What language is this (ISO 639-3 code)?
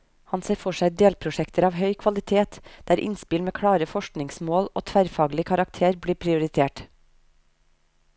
nor